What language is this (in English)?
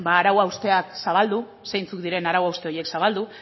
Basque